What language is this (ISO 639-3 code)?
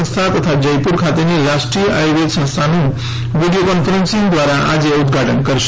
guj